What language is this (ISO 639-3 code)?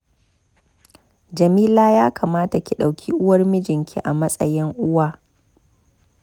hau